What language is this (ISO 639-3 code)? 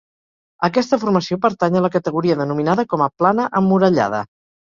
cat